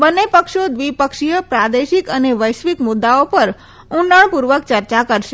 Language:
Gujarati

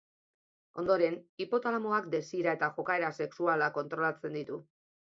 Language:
Basque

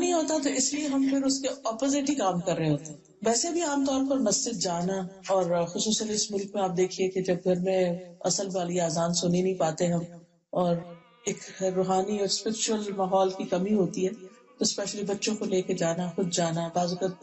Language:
Turkish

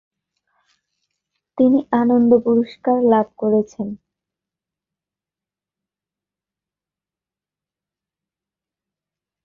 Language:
Bangla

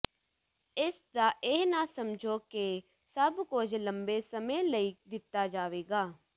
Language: Punjabi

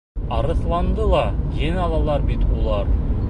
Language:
Bashkir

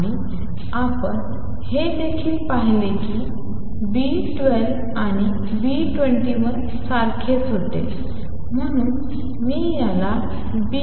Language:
Marathi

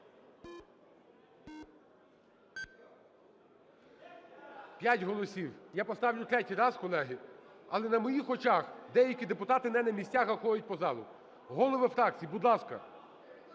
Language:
Ukrainian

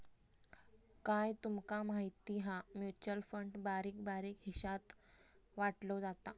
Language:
Marathi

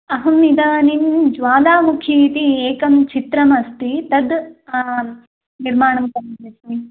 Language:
Sanskrit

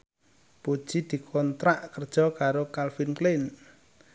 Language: Javanese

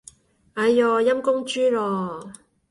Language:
Cantonese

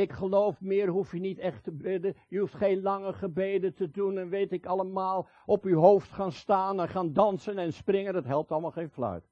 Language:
Dutch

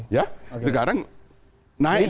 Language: Indonesian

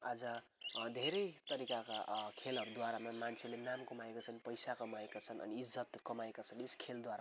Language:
Nepali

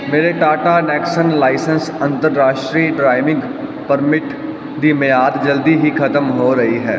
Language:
Punjabi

